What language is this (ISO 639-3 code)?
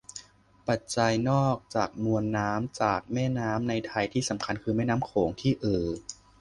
tha